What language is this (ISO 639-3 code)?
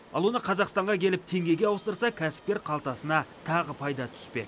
kaz